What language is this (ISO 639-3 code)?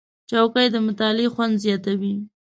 pus